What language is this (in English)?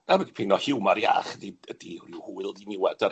Welsh